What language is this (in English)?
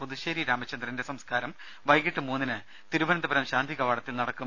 Malayalam